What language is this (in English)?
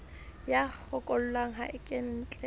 Southern Sotho